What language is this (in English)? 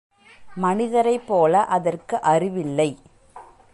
Tamil